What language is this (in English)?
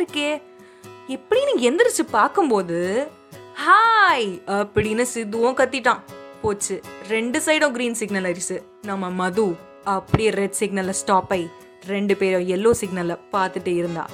Tamil